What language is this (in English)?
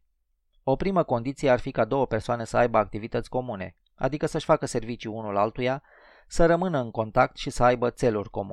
Romanian